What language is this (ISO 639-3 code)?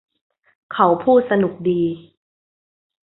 tha